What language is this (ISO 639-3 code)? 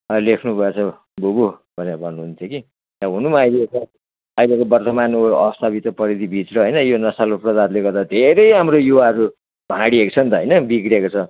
nep